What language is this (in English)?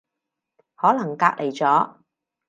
Cantonese